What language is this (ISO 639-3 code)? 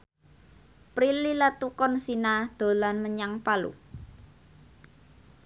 jav